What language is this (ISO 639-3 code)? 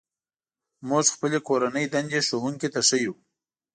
pus